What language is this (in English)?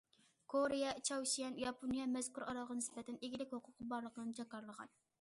Uyghur